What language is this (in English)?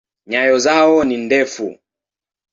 Swahili